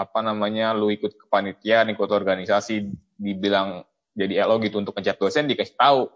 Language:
Indonesian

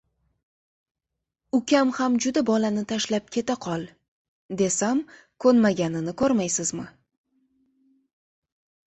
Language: Uzbek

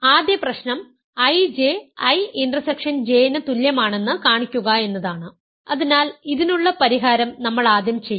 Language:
Malayalam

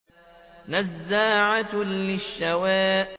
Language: Arabic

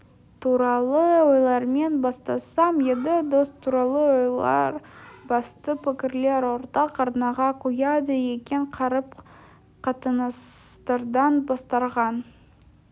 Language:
Kazakh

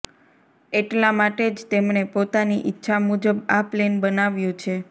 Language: Gujarati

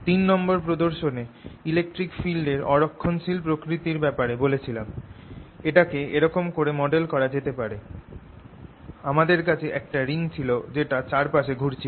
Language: Bangla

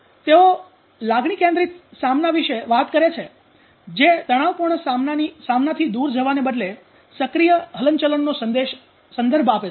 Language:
Gujarati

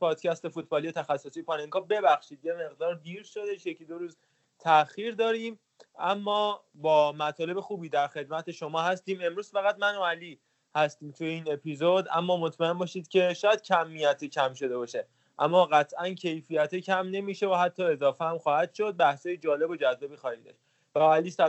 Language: Persian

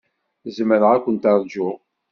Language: Kabyle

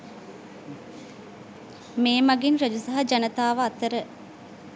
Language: Sinhala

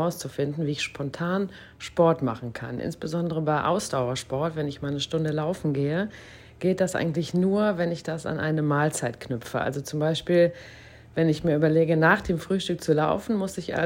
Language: German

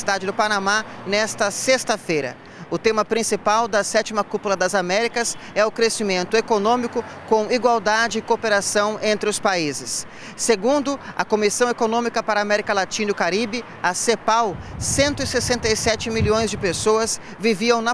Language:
Portuguese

